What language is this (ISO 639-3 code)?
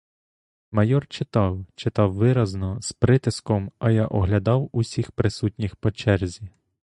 ukr